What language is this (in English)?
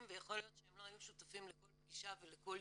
Hebrew